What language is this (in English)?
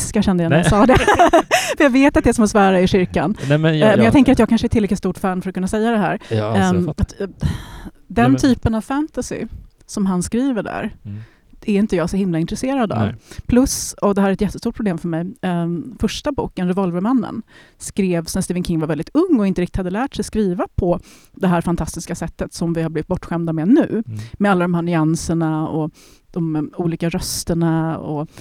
Swedish